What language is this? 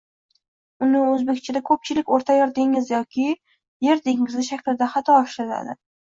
Uzbek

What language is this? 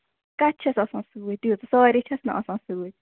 Kashmiri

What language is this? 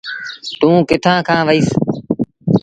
Sindhi Bhil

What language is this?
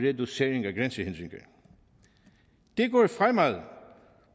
Danish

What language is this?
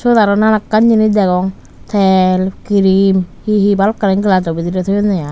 Chakma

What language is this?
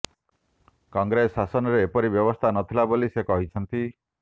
Odia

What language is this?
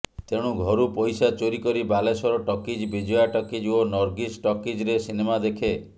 Odia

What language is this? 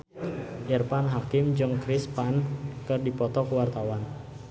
Sundanese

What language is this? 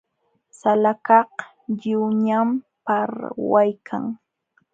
Jauja Wanca Quechua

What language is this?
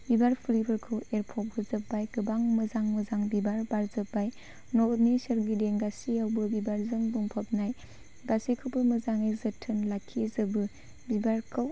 Bodo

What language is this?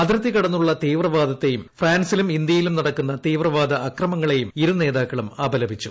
Malayalam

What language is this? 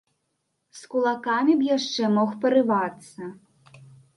Belarusian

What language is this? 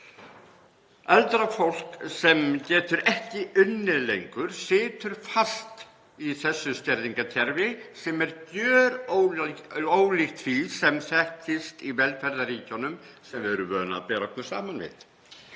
Icelandic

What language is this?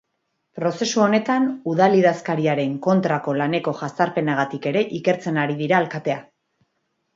Basque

